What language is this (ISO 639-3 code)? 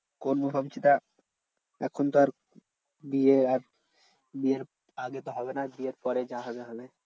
ben